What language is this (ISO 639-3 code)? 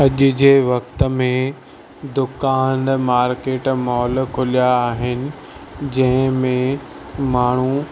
snd